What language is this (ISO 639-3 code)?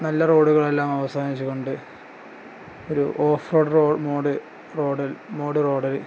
mal